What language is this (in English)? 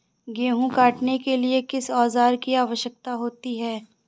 Hindi